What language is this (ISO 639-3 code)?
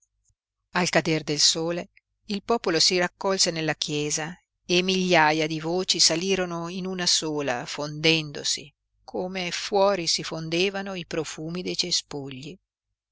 ita